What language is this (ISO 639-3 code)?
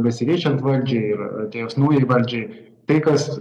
lit